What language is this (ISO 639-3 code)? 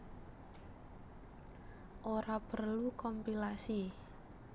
jav